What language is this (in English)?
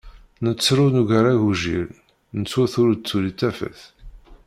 Kabyle